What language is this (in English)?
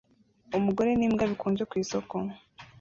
Kinyarwanda